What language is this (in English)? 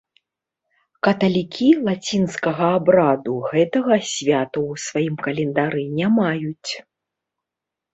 Belarusian